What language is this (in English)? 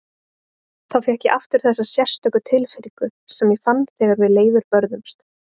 Icelandic